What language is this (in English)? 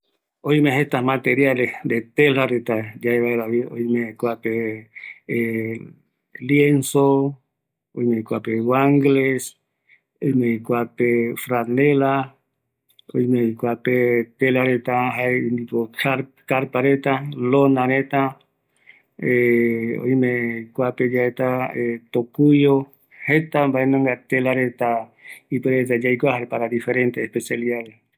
Eastern Bolivian Guaraní